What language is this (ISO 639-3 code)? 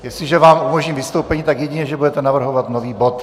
ces